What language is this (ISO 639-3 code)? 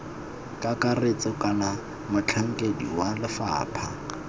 tsn